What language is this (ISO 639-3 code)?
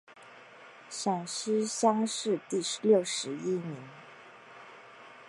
zho